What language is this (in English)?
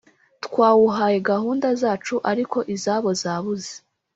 Kinyarwanda